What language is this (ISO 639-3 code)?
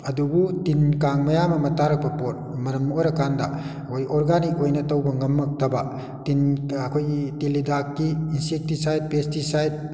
mni